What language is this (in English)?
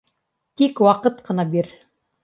Bashkir